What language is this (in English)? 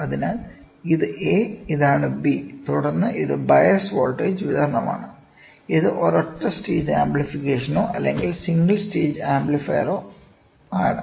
Malayalam